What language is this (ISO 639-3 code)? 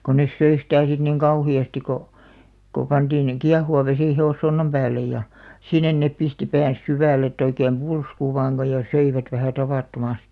fin